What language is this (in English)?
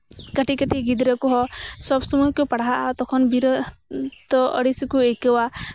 Santali